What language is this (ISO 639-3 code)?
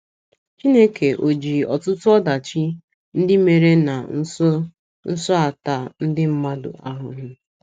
ibo